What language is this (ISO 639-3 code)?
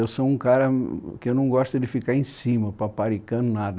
por